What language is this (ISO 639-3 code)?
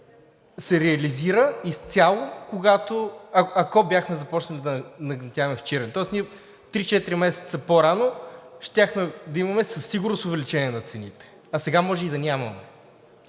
bul